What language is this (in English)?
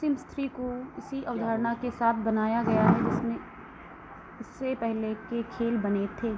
Hindi